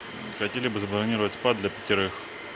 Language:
Russian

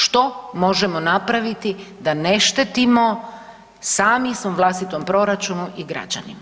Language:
Croatian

